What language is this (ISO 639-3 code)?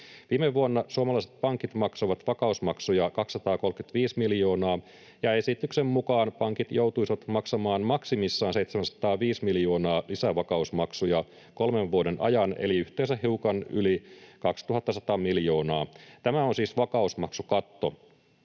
fin